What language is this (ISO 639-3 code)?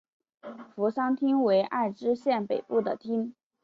zho